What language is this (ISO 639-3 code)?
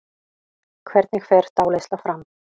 isl